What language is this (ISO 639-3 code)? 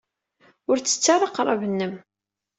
kab